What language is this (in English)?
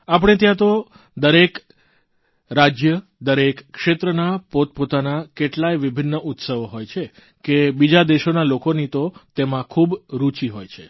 Gujarati